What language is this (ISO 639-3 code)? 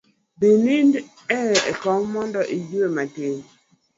luo